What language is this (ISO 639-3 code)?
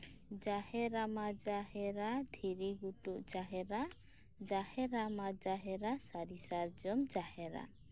sat